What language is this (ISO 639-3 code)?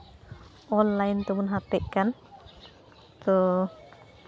sat